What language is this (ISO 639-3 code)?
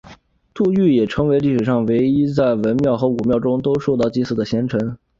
zho